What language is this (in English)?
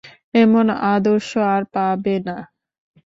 Bangla